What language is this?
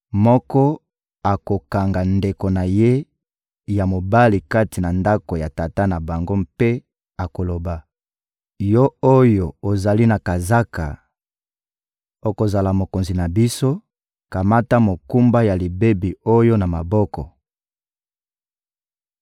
Lingala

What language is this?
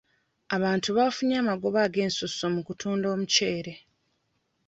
Ganda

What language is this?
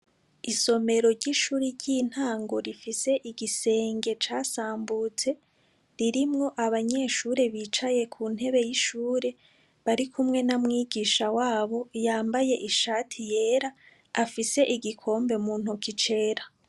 Rundi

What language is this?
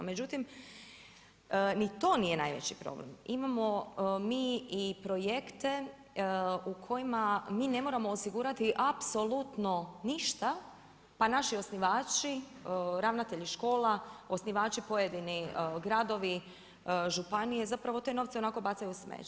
Croatian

